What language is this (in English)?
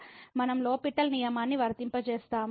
Telugu